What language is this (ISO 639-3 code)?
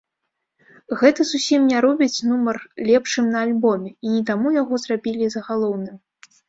bel